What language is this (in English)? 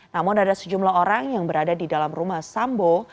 Indonesian